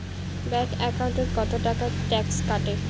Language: Bangla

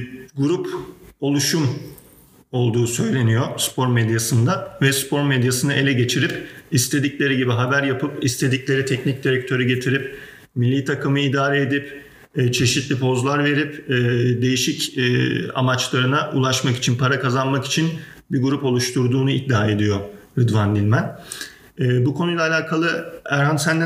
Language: Turkish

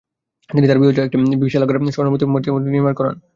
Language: Bangla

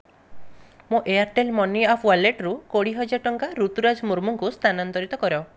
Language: Odia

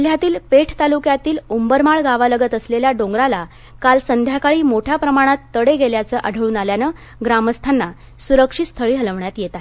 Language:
Marathi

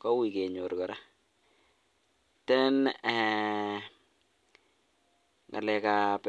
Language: Kalenjin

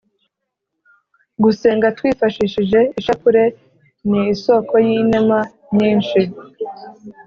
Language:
Kinyarwanda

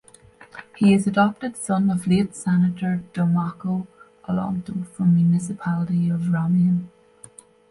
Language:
English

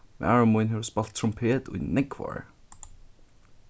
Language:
Faroese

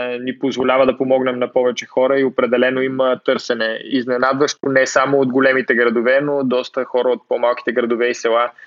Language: Bulgarian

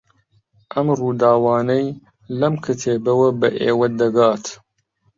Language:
Central Kurdish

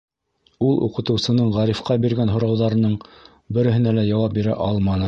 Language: Bashkir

